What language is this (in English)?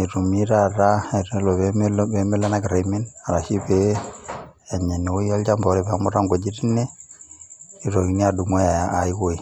Masai